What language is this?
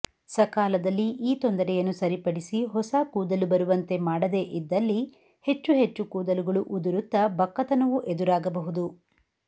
Kannada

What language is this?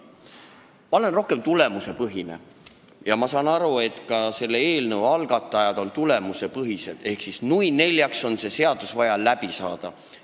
Estonian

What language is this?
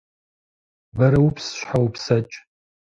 Kabardian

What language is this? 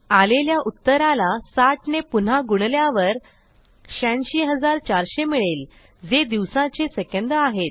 Marathi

